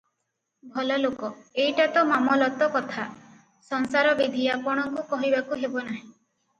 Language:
Odia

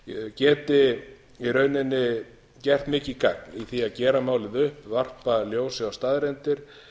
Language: Icelandic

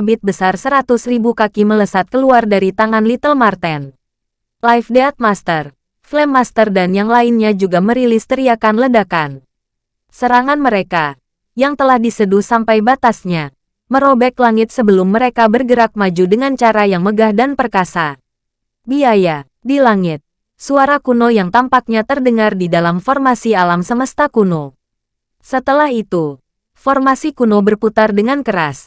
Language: Indonesian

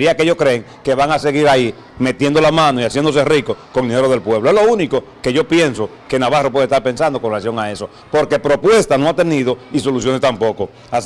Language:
Spanish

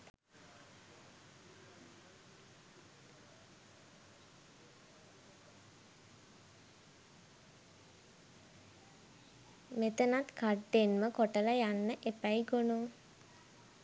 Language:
Sinhala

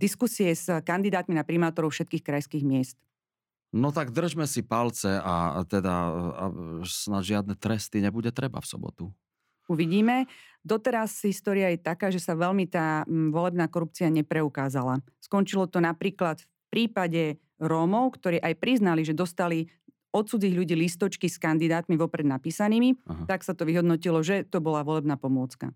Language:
Slovak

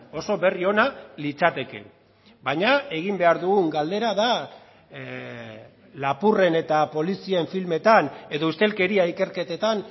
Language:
Basque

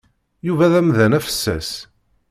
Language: Kabyle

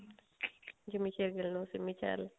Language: Punjabi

